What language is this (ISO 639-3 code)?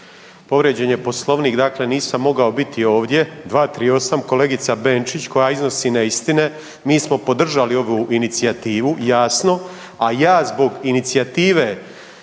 hrv